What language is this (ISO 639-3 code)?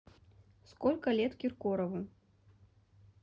rus